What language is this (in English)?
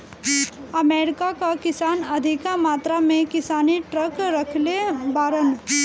Bhojpuri